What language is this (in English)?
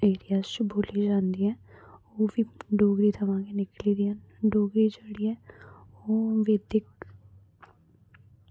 Dogri